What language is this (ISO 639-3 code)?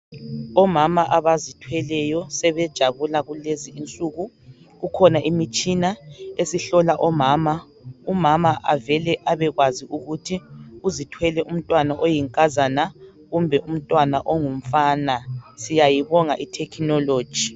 nde